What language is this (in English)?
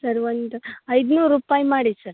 Kannada